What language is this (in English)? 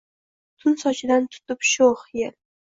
Uzbek